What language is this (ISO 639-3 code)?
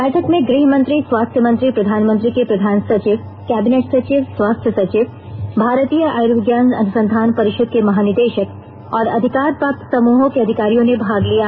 hin